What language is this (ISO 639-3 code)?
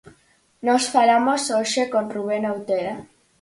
glg